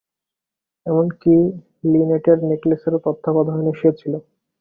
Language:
Bangla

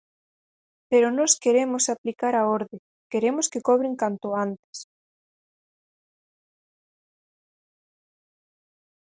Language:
Galician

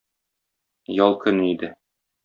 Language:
Tatar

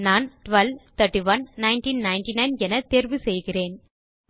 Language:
Tamil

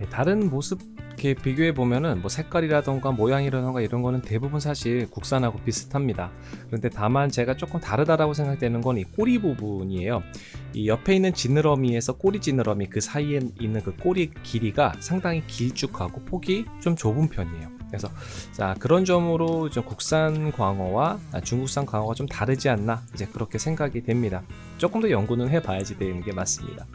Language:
Korean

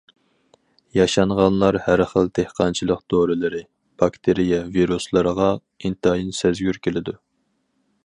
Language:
Uyghur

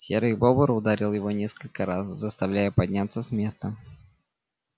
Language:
Russian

